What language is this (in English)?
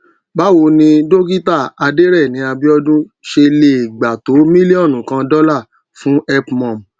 Yoruba